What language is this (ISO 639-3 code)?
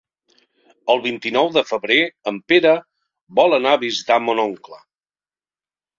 cat